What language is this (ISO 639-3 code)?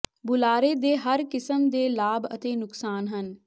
pan